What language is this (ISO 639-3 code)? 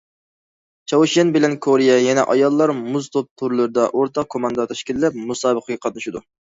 uig